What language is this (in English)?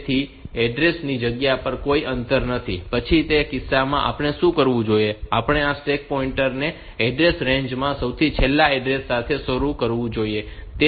Gujarati